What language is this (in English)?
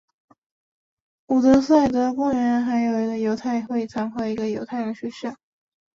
Chinese